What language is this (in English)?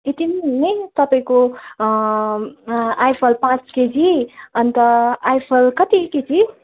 Nepali